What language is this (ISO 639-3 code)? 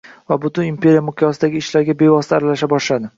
uzb